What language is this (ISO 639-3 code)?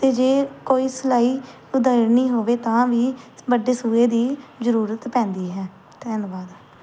pan